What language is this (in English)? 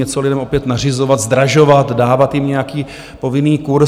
Czech